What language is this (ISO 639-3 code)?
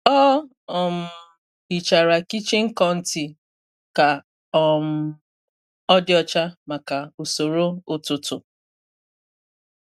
ibo